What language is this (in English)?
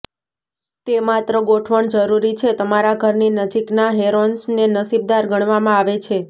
Gujarati